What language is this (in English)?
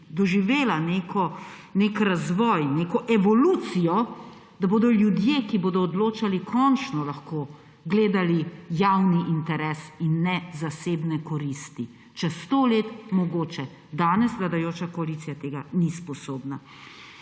Slovenian